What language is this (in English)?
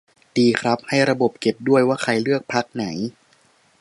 Thai